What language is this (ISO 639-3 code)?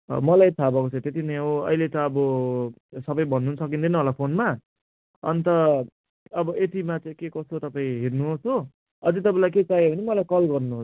nep